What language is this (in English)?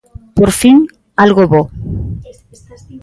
Galician